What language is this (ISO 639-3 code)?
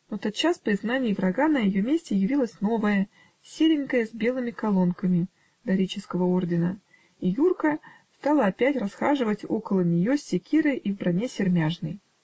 rus